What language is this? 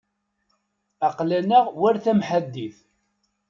Kabyle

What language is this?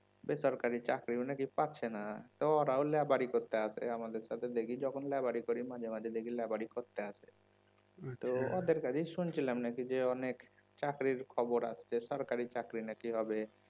Bangla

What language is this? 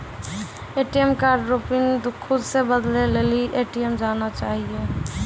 Maithili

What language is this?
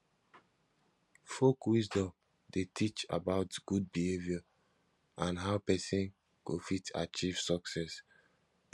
Nigerian Pidgin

